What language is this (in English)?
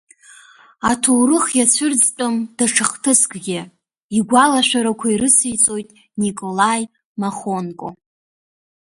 Abkhazian